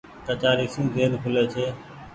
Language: Goaria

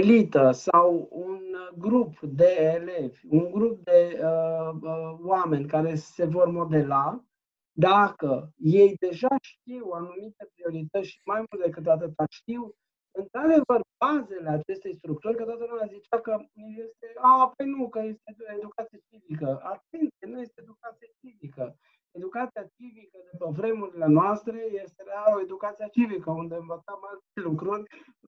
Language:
Romanian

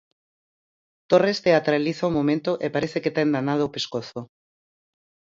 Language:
Galician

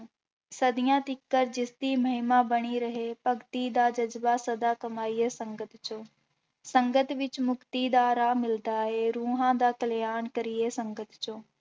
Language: Punjabi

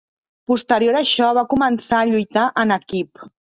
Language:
Catalan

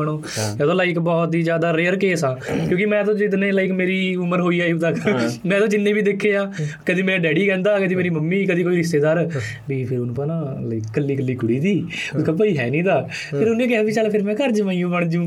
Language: Punjabi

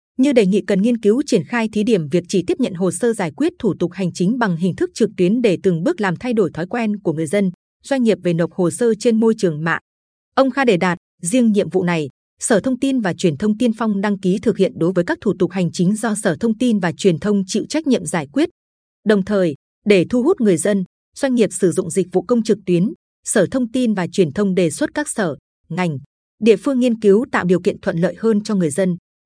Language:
Vietnamese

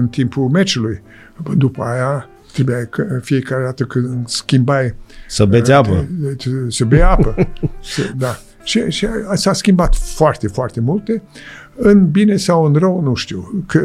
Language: Romanian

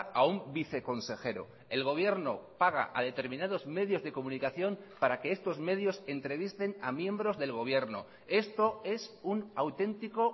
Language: Spanish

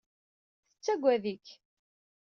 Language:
Kabyle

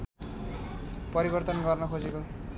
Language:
Nepali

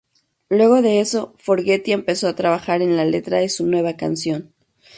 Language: Spanish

